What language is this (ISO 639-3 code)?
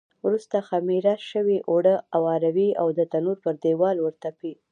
pus